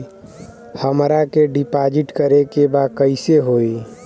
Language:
Bhojpuri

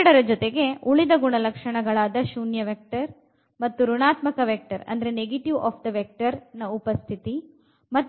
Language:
Kannada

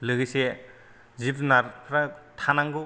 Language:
Bodo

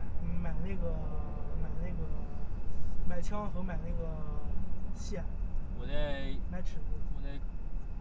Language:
Chinese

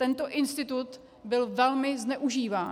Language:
Czech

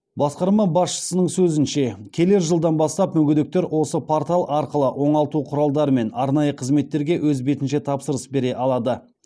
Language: Kazakh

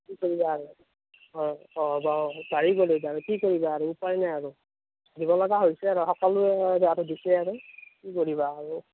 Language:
Assamese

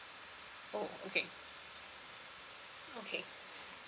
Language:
English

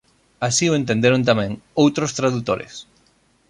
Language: Galician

